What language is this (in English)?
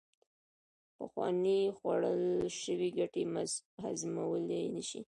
Pashto